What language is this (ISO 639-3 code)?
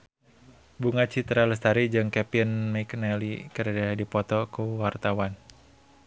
sun